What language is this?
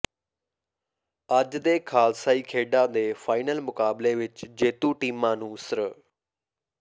Punjabi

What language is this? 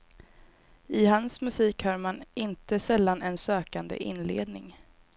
Swedish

